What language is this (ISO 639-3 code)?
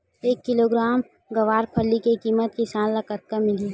hne